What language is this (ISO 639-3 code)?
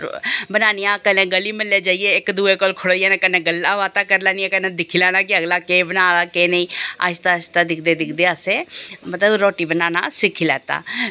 doi